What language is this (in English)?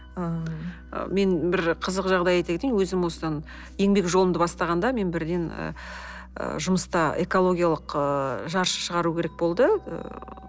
Kazakh